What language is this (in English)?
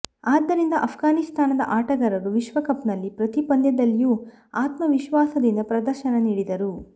Kannada